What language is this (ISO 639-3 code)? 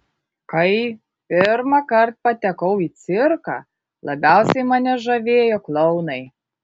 lit